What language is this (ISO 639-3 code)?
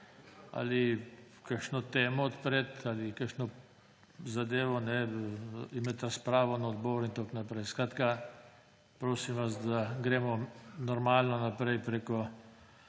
slv